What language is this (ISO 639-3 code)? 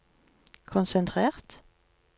nor